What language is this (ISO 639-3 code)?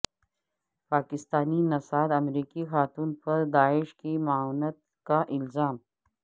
urd